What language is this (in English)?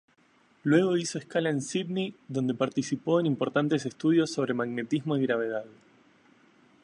Spanish